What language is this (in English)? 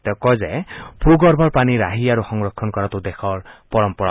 Assamese